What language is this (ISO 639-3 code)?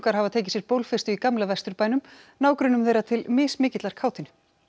isl